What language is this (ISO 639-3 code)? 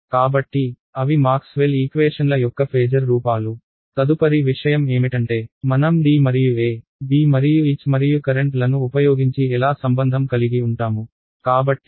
tel